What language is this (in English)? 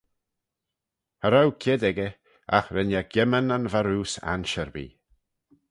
Manx